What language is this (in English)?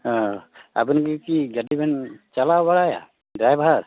Santali